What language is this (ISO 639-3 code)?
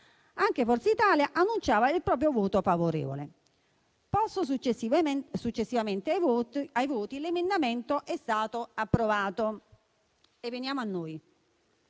ita